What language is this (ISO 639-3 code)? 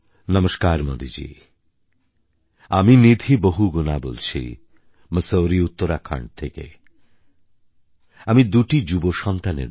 ben